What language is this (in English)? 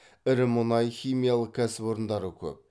Kazakh